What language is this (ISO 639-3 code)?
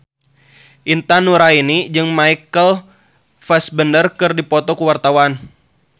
sun